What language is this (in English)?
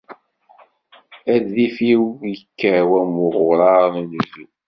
Kabyle